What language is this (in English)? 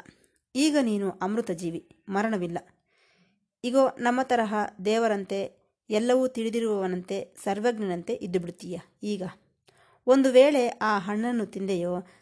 Kannada